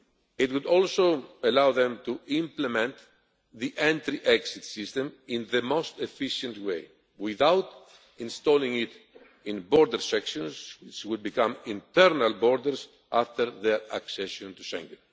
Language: English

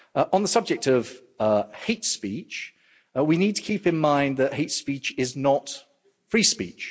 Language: English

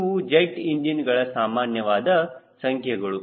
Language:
Kannada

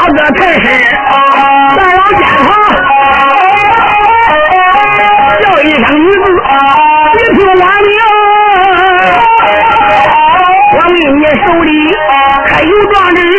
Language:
Chinese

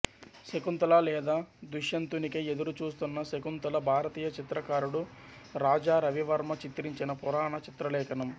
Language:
Telugu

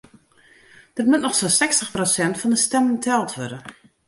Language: Western Frisian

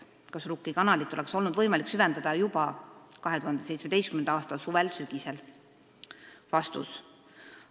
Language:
Estonian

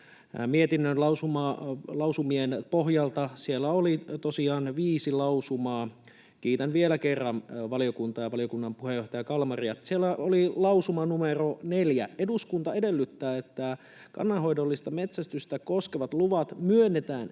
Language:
Finnish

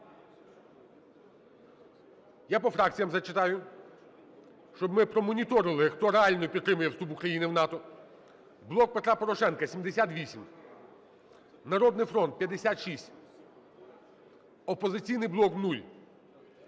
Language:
Ukrainian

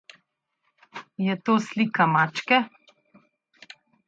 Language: Slovenian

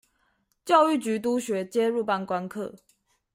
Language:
Chinese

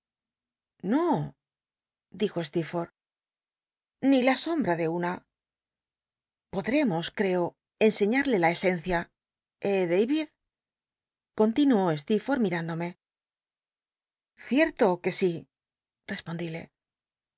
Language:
Spanish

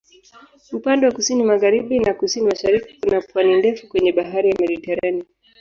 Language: Swahili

